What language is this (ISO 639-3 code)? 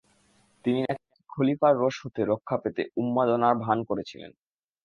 ben